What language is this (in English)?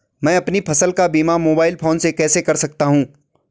Hindi